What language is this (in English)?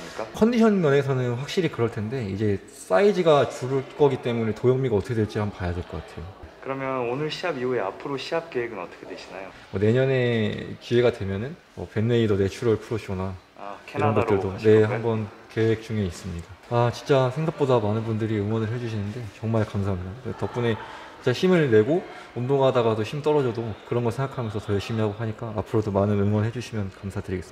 Korean